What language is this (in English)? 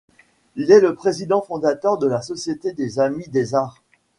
French